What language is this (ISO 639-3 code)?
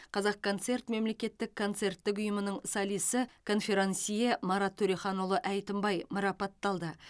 kaz